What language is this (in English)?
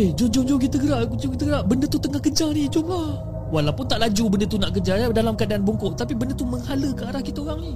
Malay